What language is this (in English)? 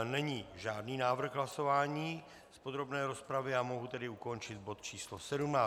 Czech